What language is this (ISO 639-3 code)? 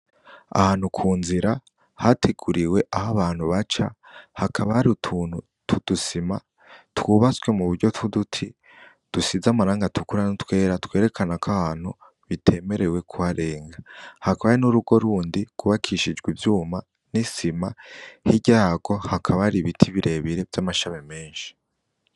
run